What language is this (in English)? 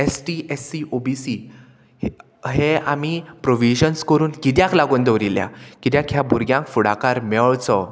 Konkani